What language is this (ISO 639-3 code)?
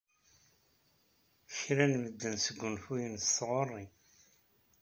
kab